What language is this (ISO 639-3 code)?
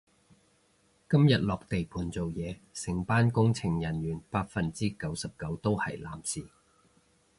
yue